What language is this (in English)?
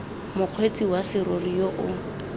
Tswana